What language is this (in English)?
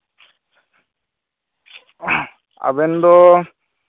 Santali